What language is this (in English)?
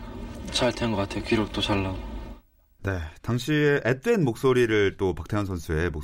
Korean